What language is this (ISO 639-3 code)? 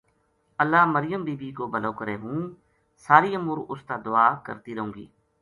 gju